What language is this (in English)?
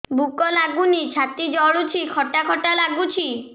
Odia